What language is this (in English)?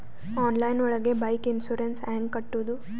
Kannada